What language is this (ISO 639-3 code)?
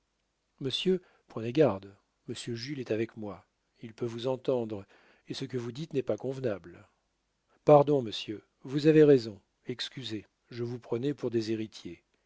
fra